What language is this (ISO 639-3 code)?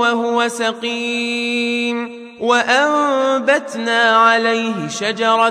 ara